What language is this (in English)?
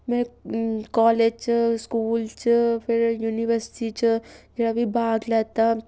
Dogri